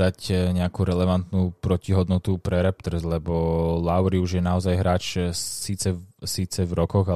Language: Slovak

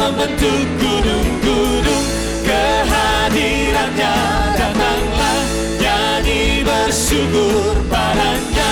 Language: Indonesian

